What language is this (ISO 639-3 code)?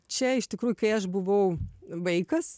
lit